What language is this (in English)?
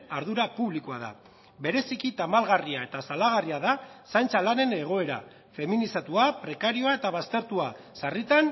Basque